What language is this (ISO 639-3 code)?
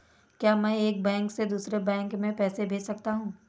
hin